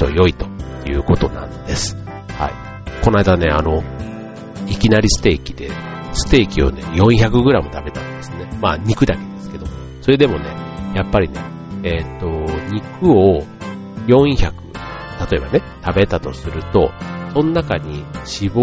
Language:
Japanese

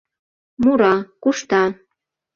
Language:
Mari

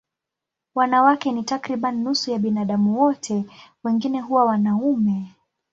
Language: Swahili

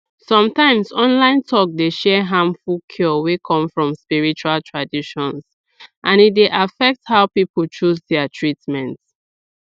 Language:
Nigerian Pidgin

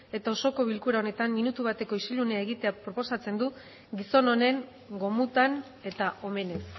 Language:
Basque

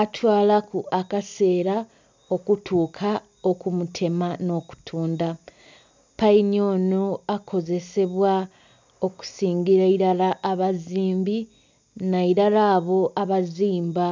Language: Soga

